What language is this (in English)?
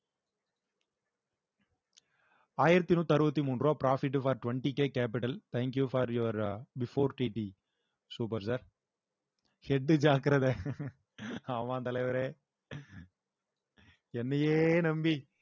Tamil